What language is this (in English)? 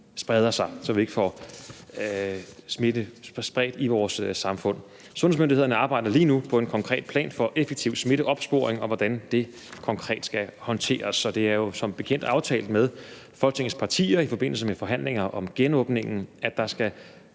Danish